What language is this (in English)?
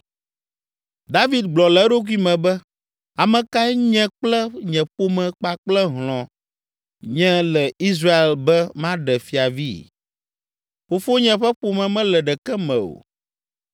Ewe